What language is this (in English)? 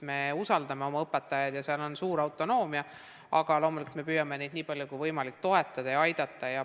Estonian